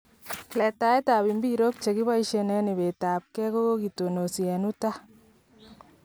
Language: Kalenjin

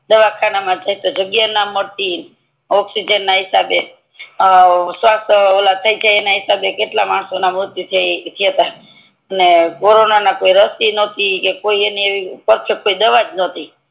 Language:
Gujarati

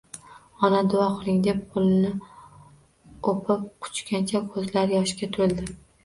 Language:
Uzbek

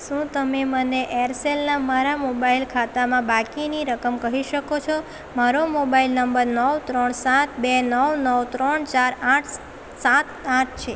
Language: Gujarati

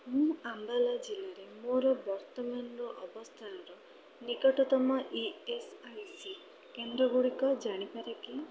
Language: Odia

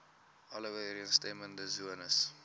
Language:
Afrikaans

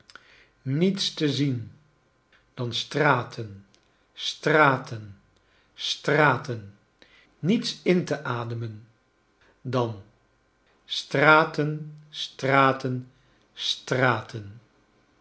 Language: Dutch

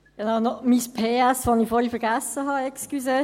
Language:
Swiss German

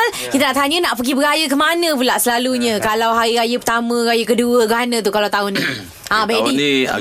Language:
Malay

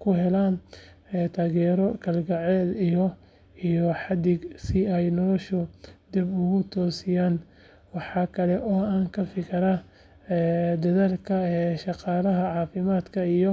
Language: Somali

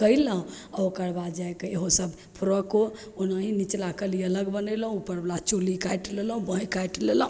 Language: Maithili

